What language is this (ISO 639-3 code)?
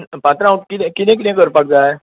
kok